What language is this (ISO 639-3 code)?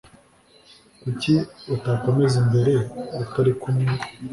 kin